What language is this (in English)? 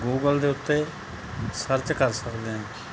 Punjabi